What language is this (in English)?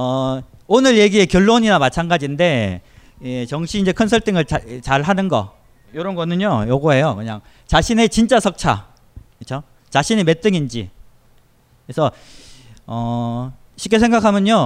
Korean